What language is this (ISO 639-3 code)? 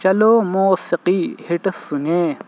urd